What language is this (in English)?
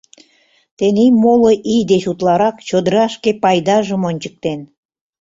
Mari